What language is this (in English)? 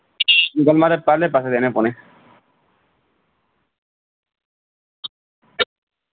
Dogri